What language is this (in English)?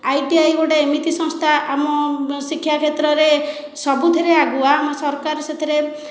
Odia